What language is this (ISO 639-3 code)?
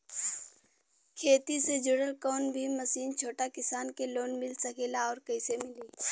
bho